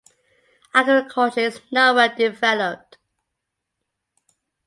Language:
English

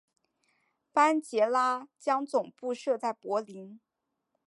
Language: Chinese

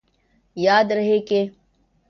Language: Urdu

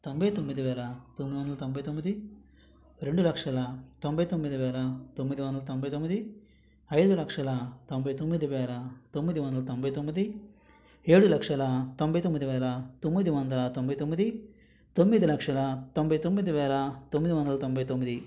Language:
Telugu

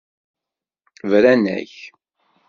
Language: Kabyle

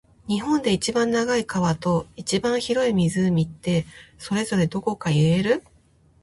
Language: Japanese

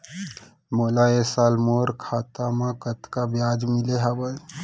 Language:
Chhattisgarhi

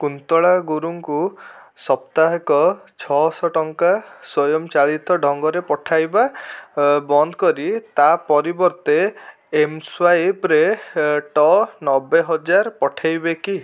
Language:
Odia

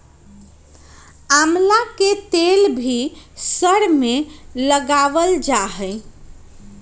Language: Magahi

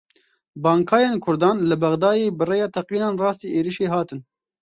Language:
Kurdish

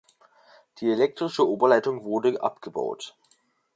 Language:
German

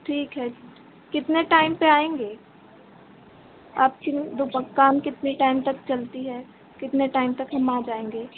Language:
Hindi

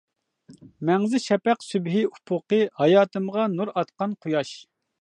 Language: Uyghur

